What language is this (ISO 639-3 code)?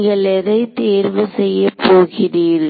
tam